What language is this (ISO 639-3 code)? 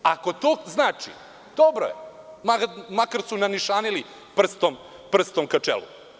srp